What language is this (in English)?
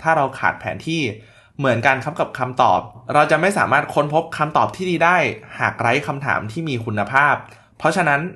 Thai